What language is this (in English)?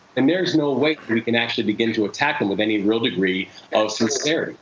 English